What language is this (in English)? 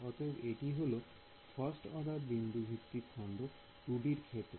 Bangla